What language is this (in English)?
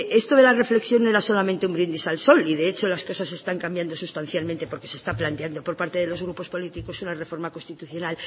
Spanish